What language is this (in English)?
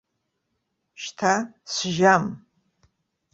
Abkhazian